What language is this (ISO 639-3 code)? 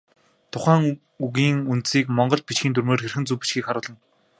mon